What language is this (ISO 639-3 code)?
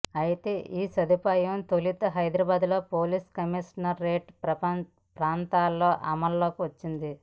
tel